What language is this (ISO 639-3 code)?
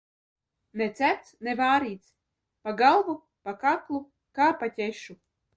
lav